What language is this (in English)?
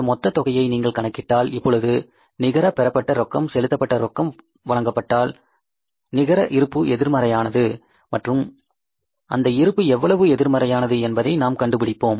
Tamil